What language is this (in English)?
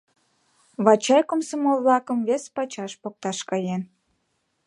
Mari